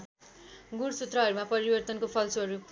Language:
Nepali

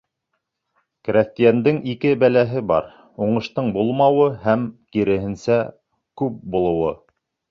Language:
Bashkir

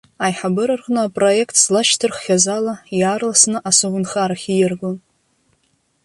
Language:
Abkhazian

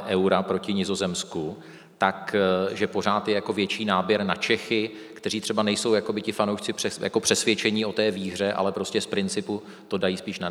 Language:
Czech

